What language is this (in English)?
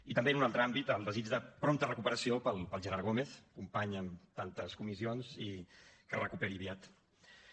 Catalan